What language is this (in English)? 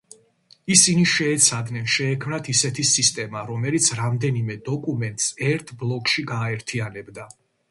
Georgian